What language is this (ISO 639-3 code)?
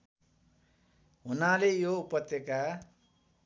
nep